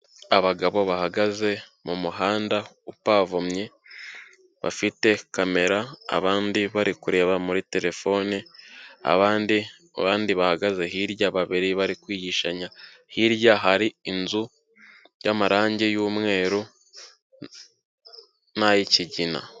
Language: Kinyarwanda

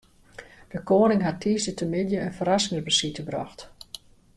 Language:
Western Frisian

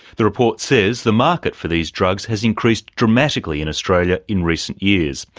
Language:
English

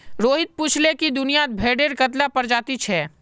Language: Magahi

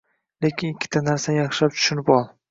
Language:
Uzbek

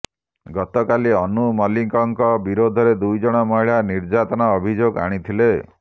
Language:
Odia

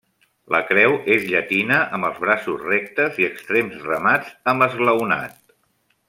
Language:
Catalan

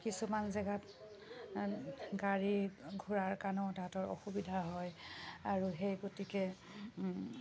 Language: Assamese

